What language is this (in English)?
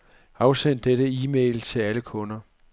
Danish